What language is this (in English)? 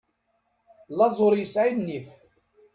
Kabyle